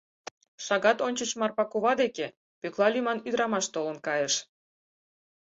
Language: Mari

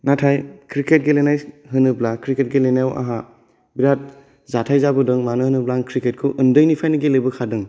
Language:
Bodo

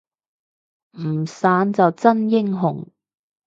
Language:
Cantonese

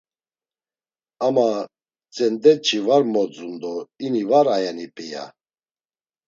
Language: Laz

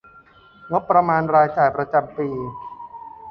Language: Thai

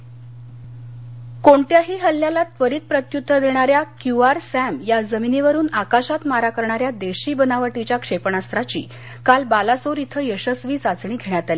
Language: Marathi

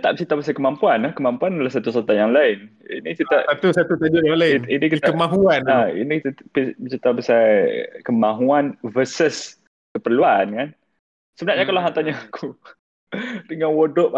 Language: Malay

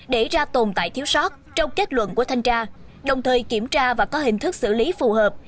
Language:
Vietnamese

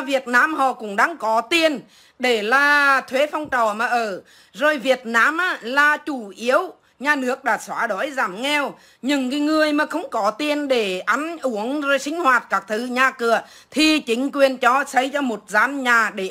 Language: Vietnamese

